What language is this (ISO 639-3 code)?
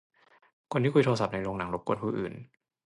tha